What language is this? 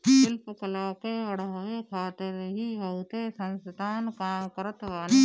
Bhojpuri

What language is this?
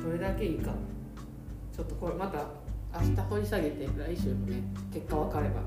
Japanese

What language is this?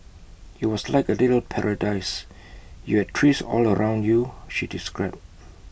English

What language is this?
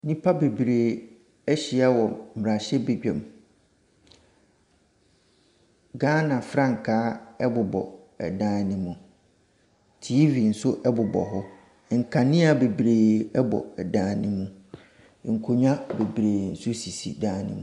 Akan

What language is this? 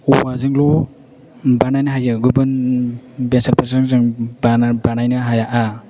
Bodo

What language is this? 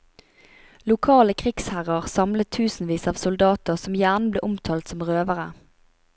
Norwegian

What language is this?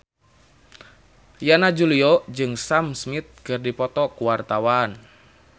Sundanese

